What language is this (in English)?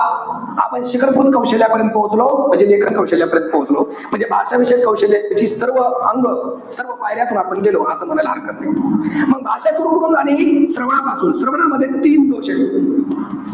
Marathi